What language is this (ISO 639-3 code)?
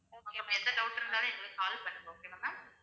tam